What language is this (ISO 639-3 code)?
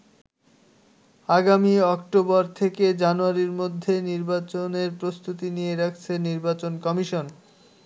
ben